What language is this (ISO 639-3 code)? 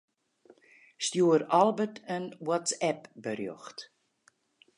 fry